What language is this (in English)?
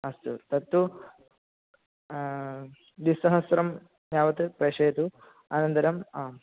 Sanskrit